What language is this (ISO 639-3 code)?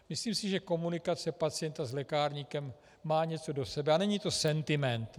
ces